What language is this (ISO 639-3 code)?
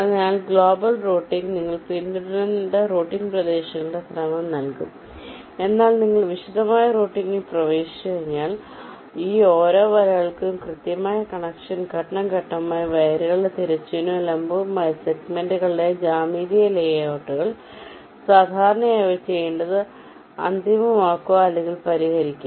mal